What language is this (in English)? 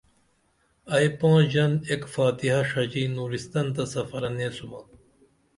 Dameli